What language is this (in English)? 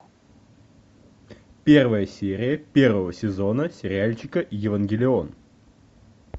Russian